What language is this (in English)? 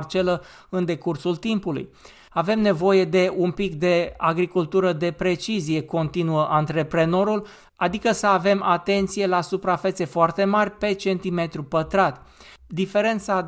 Romanian